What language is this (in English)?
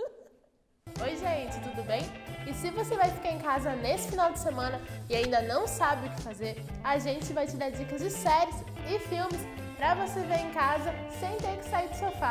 Portuguese